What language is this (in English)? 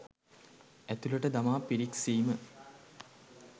Sinhala